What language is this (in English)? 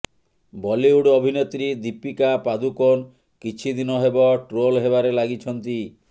Odia